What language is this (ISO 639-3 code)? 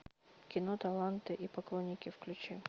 rus